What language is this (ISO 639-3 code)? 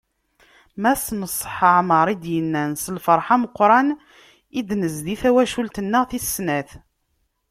kab